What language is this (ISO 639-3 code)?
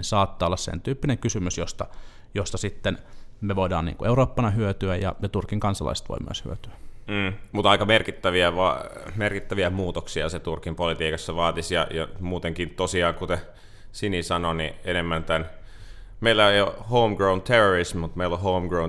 fin